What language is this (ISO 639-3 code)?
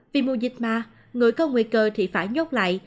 vie